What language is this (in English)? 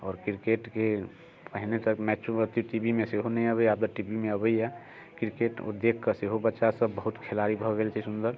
Maithili